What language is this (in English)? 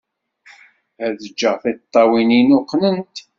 Kabyle